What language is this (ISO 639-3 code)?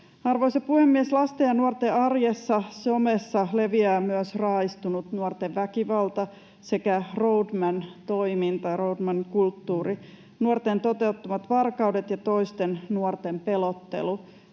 fin